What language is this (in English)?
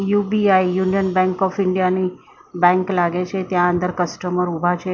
Gujarati